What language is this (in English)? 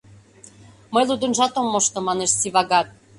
Mari